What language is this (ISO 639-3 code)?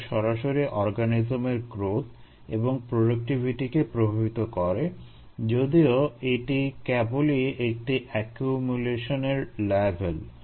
ben